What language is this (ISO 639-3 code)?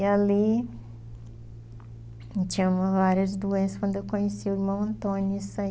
por